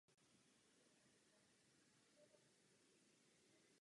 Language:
Czech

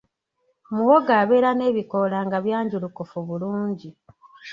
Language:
Ganda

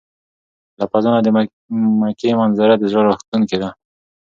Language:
Pashto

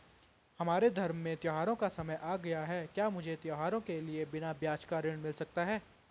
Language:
Hindi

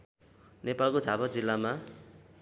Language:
Nepali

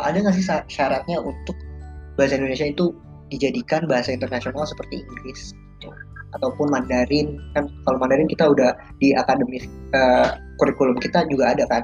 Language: Indonesian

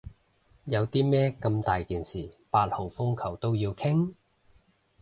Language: Cantonese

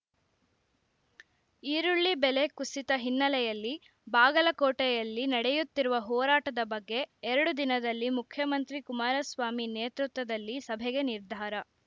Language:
Kannada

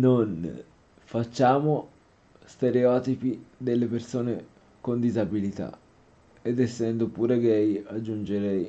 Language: Italian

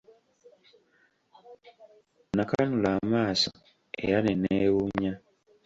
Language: Ganda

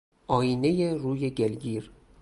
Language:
Persian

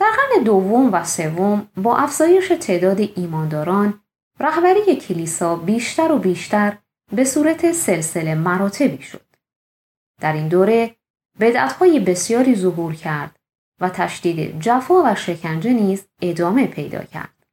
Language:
Persian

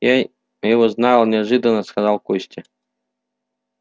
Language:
Russian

